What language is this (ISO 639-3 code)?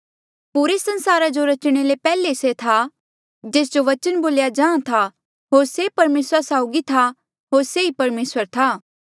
mjl